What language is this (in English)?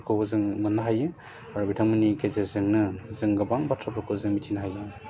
Bodo